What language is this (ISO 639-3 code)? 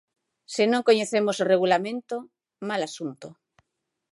glg